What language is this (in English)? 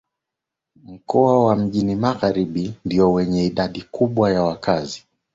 Swahili